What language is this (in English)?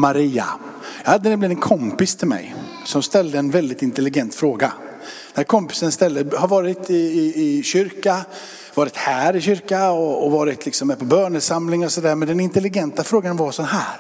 Swedish